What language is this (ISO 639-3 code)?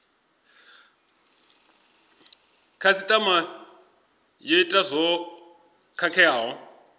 ven